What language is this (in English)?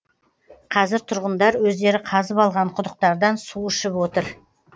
Kazakh